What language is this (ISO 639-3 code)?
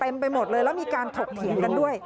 tha